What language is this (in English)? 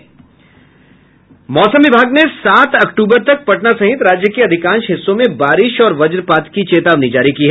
Hindi